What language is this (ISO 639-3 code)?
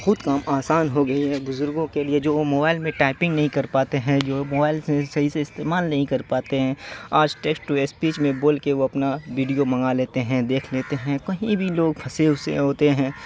urd